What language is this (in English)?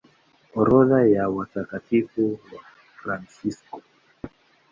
Swahili